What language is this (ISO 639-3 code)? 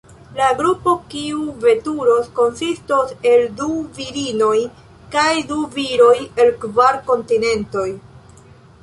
epo